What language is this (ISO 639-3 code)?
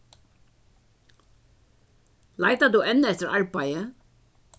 fao